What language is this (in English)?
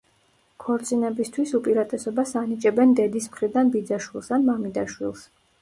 Georgian